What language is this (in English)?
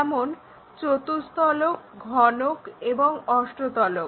Bangla